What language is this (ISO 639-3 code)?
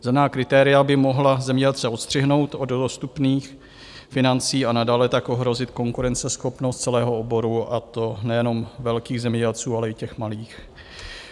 ces